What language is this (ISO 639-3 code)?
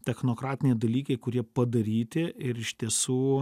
lit